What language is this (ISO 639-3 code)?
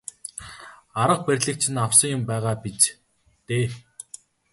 mon